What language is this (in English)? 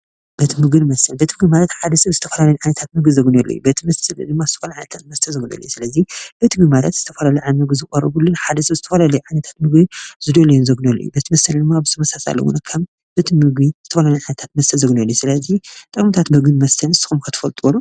Tigrinya